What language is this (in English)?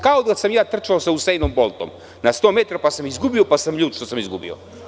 Serbian